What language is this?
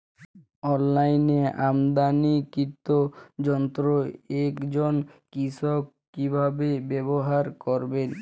Bangla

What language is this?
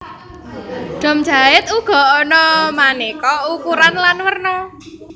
Javanese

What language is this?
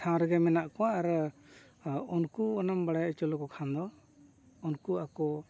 Santali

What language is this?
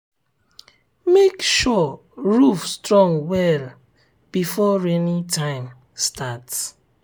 Nigerian Pidgin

